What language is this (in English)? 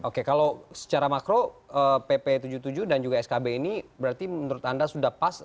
Indonesian